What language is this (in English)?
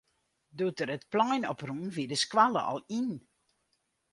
Western Frisian